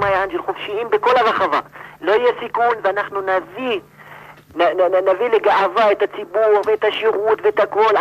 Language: Hebrew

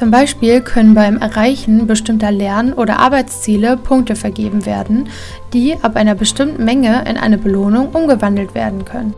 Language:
German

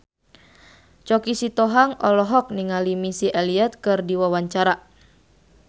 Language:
Sundanese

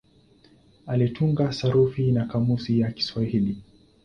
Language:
Swahili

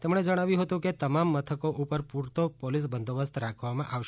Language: Gujarati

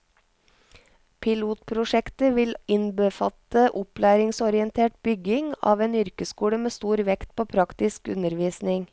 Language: Norwegian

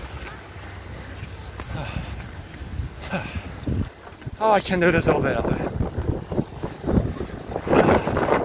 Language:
Turkish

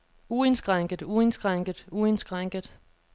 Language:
Danish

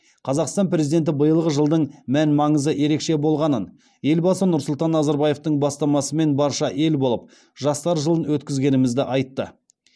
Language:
Kazakh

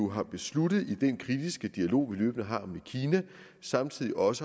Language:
Danish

